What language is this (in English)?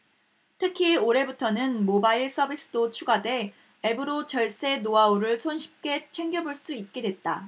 Korean